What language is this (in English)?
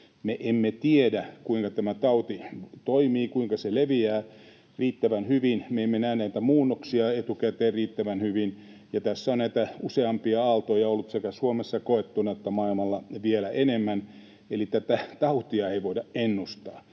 Finnish